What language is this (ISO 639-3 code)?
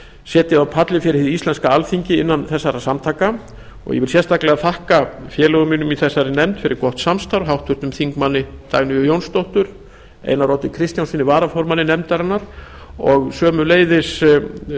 isl